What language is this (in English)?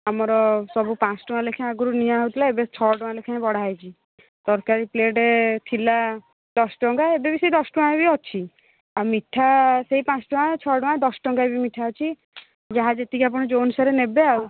Odia